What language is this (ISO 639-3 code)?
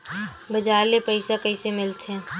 hne